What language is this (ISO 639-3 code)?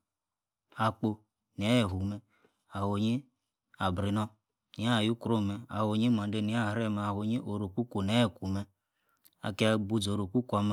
ekr